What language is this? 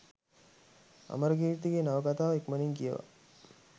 Sinhala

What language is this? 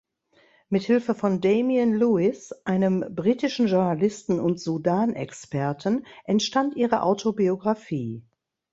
German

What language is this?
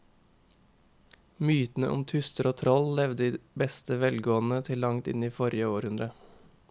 Norwegian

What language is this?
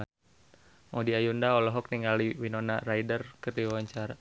Sundanese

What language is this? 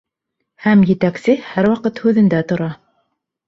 Bashkir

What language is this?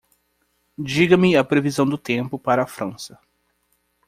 Portuguese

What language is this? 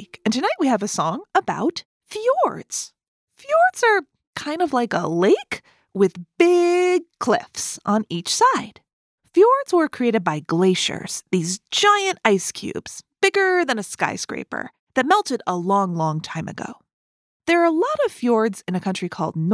English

